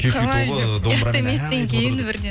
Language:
Kazakh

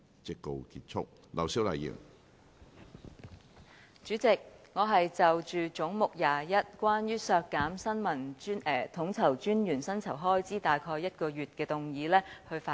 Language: Cantonese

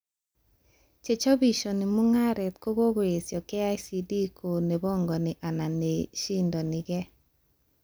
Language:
Kalenjin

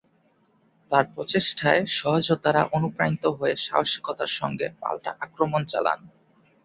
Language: Bangla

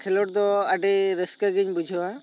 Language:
Santali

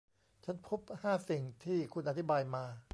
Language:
Thai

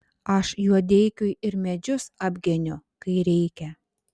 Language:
Lithuanian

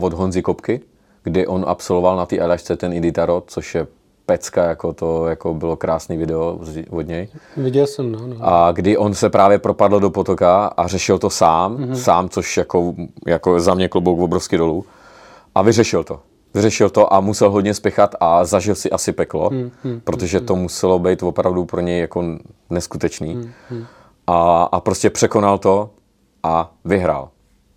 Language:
Czech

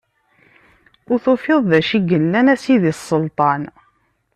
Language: Kabyle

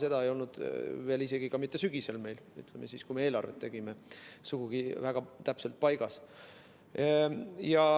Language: Estonian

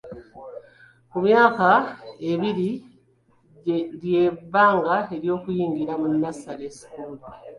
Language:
Ganda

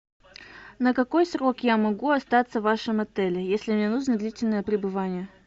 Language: Russian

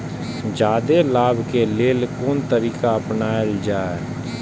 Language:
Maithili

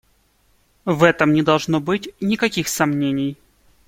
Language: Russian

